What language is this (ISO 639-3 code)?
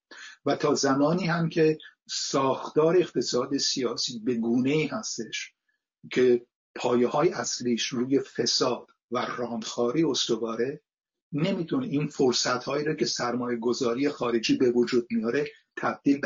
fas